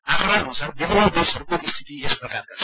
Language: Nepali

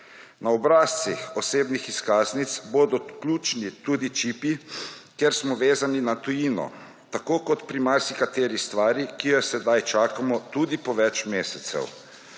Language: Slovenian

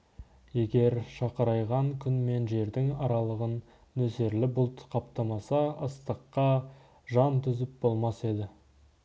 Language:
Kazakh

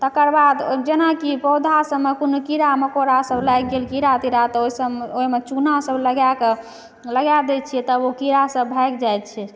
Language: Maithili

